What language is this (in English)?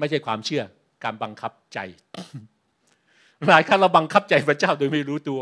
Thai